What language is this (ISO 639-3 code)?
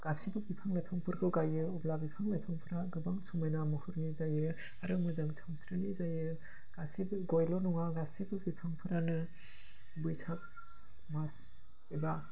brx